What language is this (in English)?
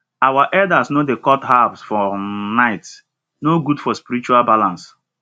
Nigerian Pidgin